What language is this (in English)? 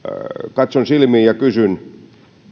Finnish